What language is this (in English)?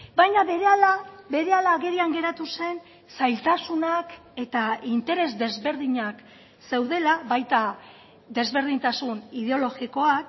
Basque